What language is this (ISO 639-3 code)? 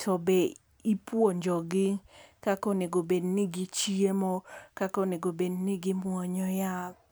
luo